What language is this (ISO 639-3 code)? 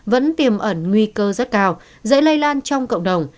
vie